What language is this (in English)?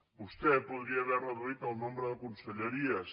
Catalan